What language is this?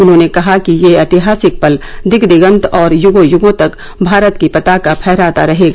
Hindi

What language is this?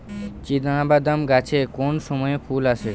Bangla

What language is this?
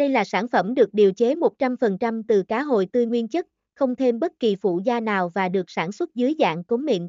Vietnamese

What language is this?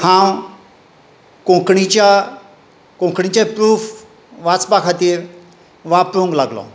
Konkani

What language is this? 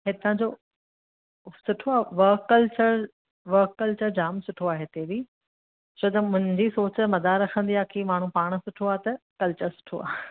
Sindhi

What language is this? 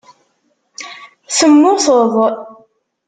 Kabyle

